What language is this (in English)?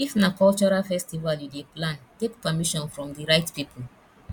Nigerian Pidgin